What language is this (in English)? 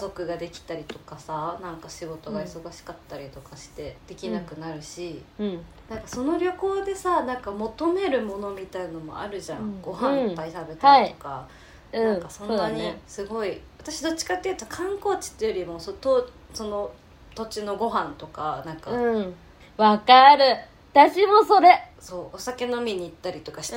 Japanese